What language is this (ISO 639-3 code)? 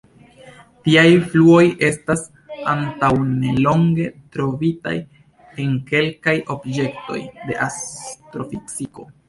epo